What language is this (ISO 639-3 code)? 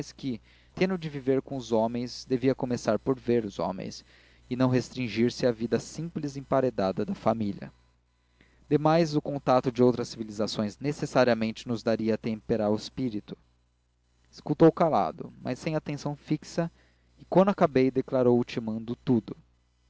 por